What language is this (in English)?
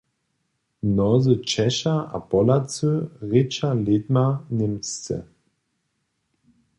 Upper Sorbian